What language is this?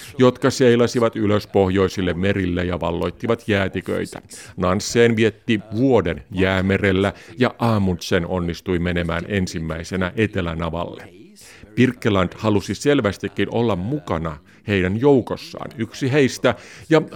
Finnish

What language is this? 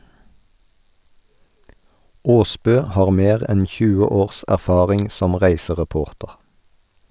Norwegian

